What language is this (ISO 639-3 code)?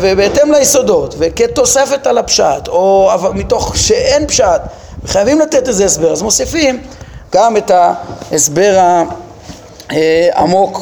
heb